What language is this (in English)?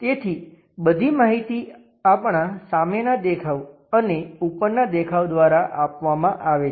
Gujarati